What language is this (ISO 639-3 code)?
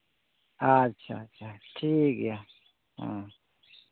sat